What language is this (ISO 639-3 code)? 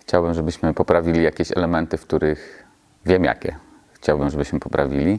pol